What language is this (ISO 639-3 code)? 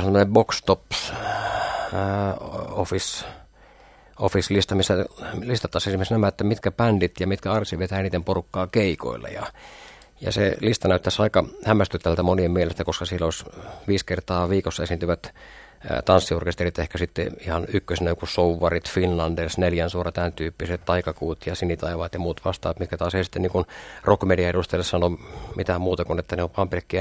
fin